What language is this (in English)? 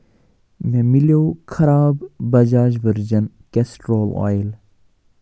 Kashmiri